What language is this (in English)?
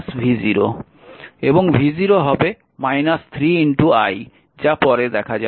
Bangla